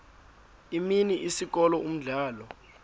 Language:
Xhosa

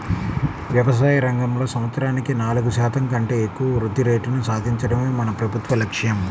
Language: Telugu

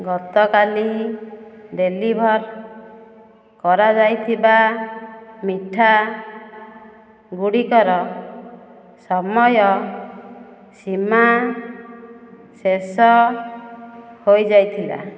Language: Odia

